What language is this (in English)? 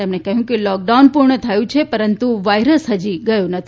Gujarati